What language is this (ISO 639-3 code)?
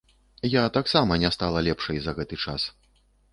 bel